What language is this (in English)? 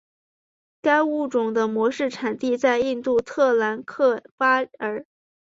Chinese